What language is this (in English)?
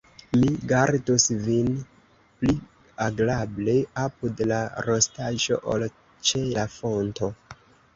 Esperanto